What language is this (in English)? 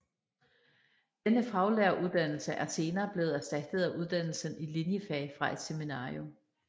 Danish